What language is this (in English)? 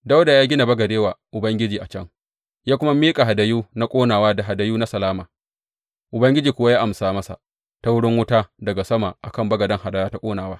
Hausa